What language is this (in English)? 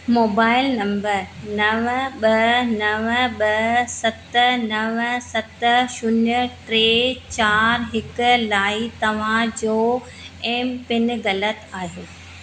Sindhi